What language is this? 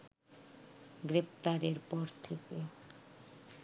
Bangla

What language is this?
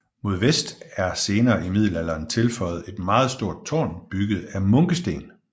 Danish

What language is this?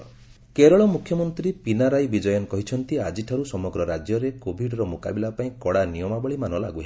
Odia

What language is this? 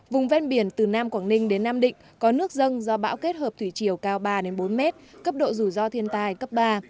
Vietnamese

